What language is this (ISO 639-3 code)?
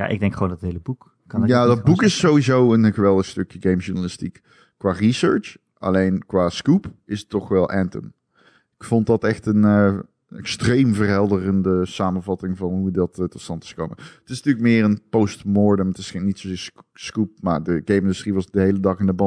nld